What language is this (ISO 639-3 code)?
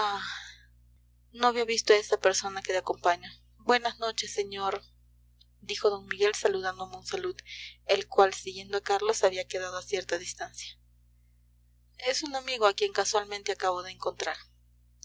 spa